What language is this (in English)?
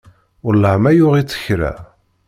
Kabyle